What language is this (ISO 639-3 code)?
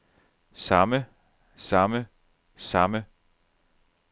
dan